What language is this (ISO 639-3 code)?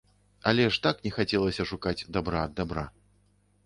bel